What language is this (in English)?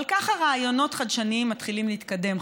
Hebrew